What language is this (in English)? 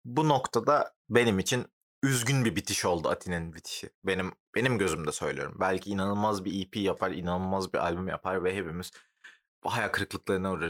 Turkish